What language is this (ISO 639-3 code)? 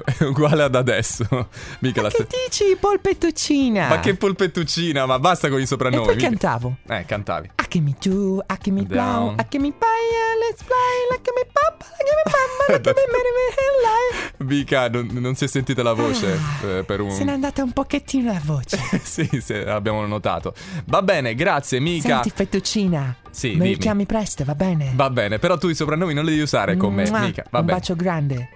ita